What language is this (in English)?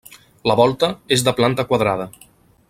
Catalan